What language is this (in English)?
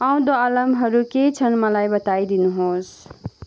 Nepali